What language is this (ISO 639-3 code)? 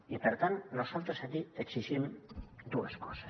cat